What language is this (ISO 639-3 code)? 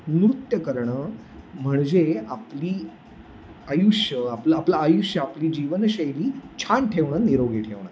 mar